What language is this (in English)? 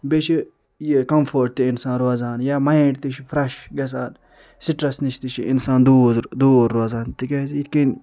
Kashmiri